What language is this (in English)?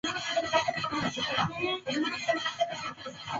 Swahili